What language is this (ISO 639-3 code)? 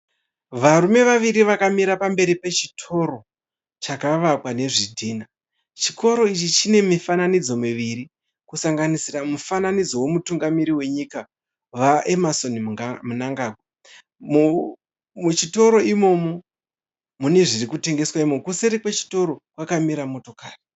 sna